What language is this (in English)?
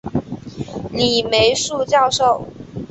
Chinese